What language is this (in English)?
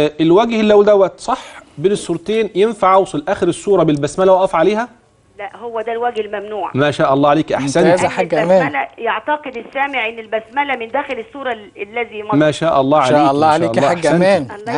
Arabic